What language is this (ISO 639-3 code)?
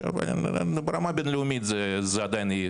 heb